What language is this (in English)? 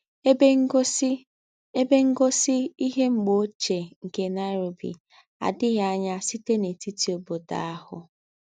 Igbo